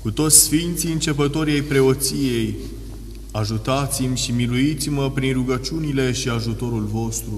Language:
Romanian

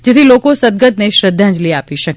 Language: Gujarati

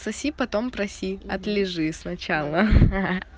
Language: Russian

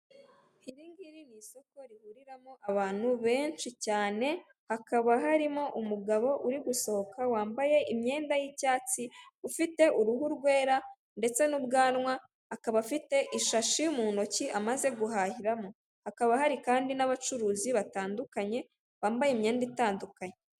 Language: Kinyarwanda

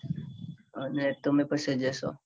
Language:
Gujarati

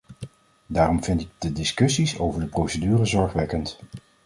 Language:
Dutch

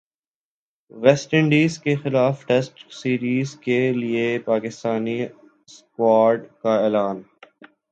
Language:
Urdu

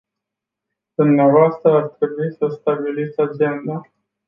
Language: Romanian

